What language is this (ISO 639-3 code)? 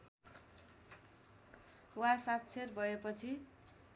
nep